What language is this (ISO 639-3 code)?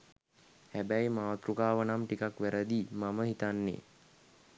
sin